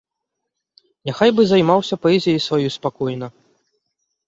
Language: Belarusian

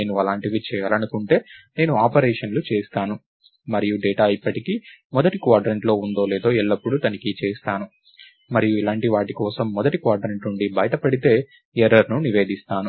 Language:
Telugu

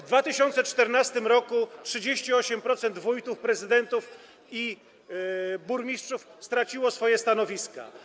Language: Polish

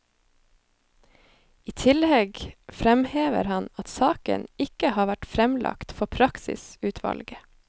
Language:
Norwegian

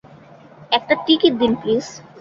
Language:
Bangla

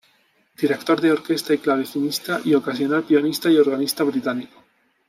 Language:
Spanish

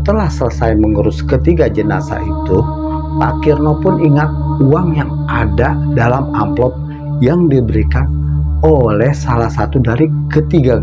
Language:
Indonesian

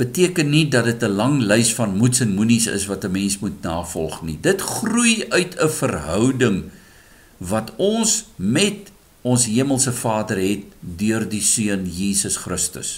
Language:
Dutch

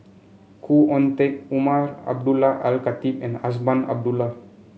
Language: English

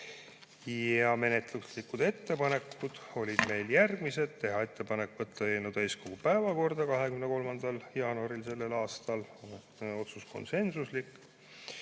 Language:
Estonian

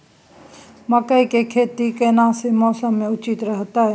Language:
Maithili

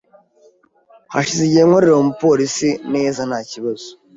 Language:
Kinyarwanda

